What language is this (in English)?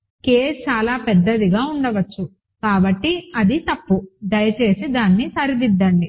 Telugu